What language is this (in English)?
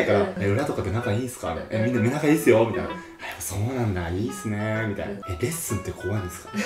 Japanese